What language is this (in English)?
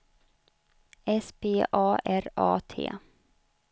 Swedish